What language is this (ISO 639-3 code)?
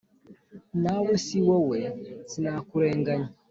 kin